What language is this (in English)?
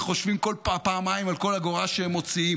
Hebrew